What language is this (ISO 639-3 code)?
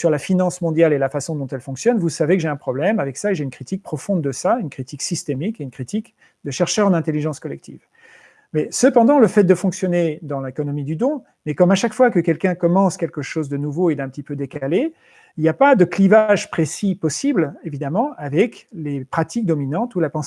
fra